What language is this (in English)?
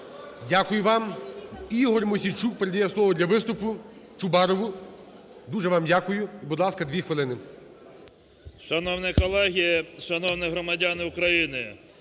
Ukrainian